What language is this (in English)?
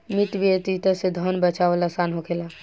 Bhojpuri